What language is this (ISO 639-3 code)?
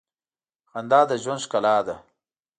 pus